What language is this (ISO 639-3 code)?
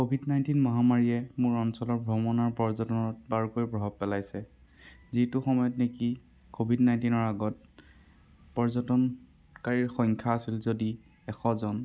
asm